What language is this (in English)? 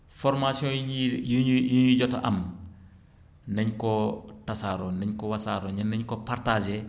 Wolof